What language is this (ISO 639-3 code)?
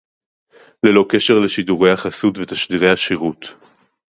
heb